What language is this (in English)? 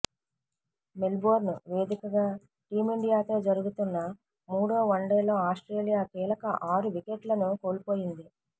Telugu